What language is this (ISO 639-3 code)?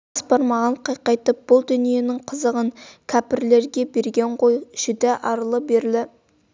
kaz